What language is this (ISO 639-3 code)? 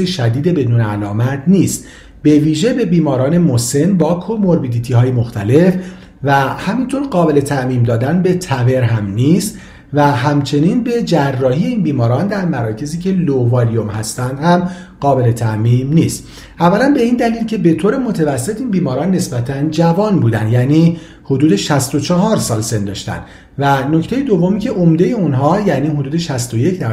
fas